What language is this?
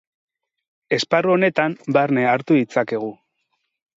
Basque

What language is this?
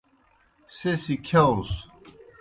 Kohistani Shina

